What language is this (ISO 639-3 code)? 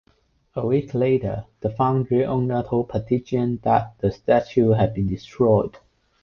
eng